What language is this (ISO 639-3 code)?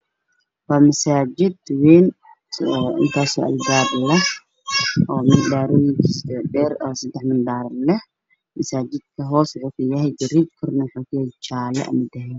som